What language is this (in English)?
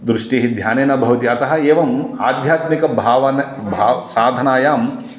Sanskrit